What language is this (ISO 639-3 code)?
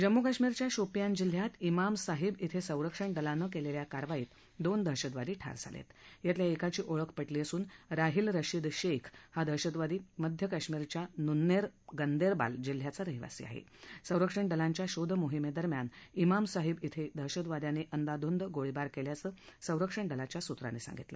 mar